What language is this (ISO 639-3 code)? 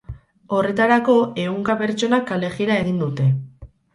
eus